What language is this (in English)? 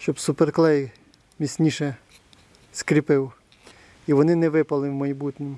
Russian